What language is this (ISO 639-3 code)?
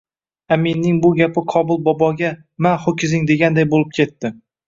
uzb